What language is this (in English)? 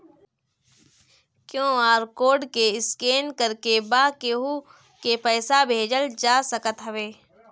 Bhojpuri